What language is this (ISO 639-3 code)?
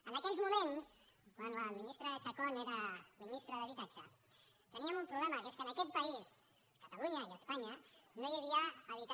cat